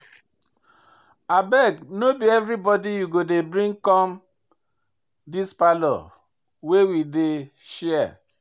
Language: Nigerian Pidgin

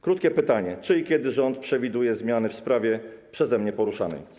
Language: Polish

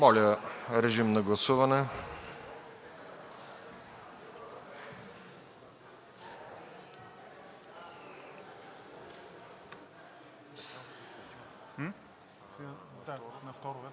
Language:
Bulgarian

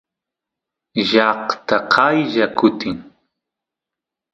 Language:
Santiago del Estero Quichua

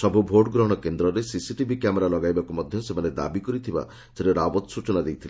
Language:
Odia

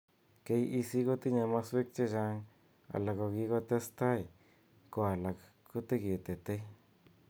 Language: Kalenjin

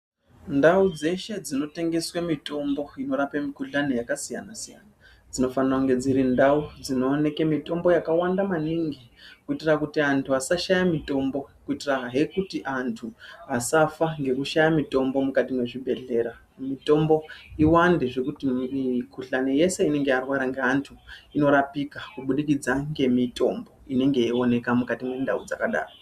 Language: Ndau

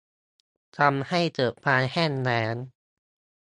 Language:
Thai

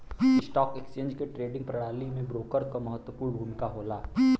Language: Bhojpuri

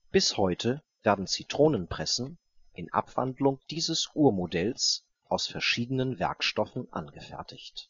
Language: German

